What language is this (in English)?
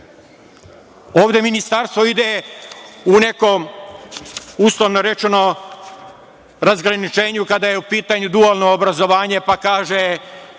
Serbian